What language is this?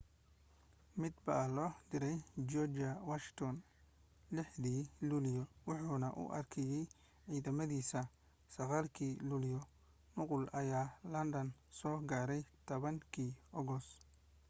Somali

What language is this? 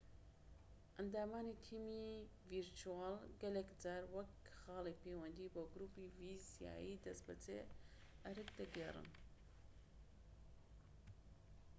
Central Kurdish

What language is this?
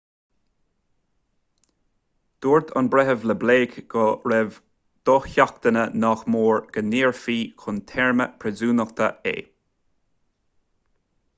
Irish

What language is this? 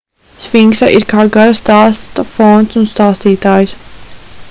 Latvian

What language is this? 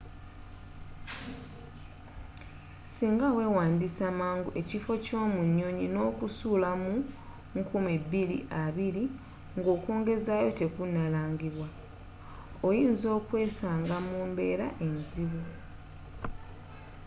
Ganda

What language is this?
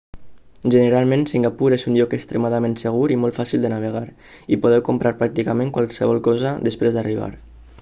Catalan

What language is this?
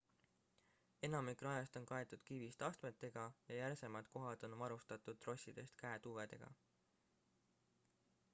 Estonian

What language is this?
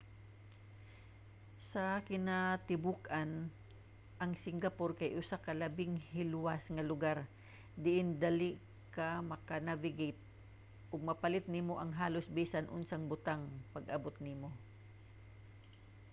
Cebuano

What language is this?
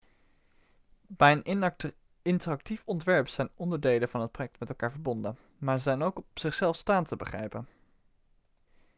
Dutch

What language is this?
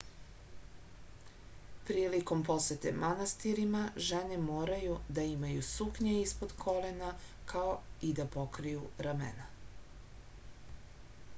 Serbian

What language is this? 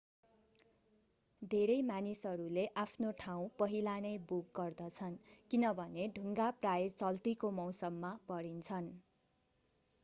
Nepali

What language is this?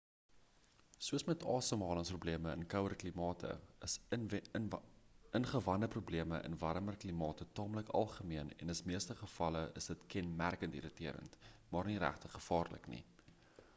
Afrikaans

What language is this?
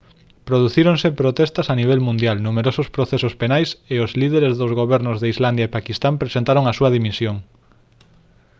Galician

